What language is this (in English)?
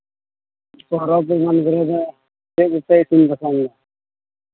Santali